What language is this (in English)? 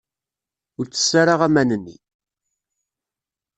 Kabyle